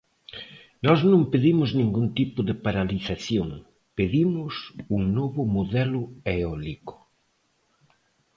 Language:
Galician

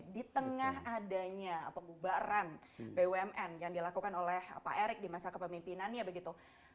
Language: Indonesian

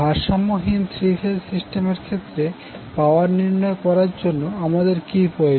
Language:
Bangla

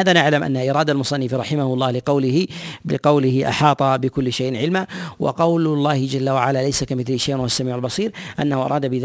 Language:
Arabic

